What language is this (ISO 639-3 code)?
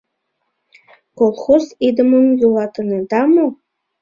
chm